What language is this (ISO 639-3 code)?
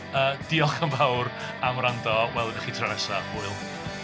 cym